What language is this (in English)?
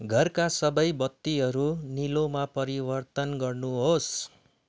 Nepali